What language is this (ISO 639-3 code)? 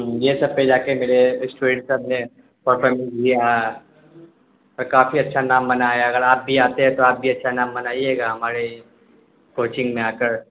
urd